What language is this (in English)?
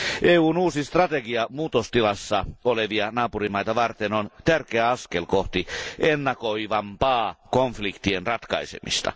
Finnish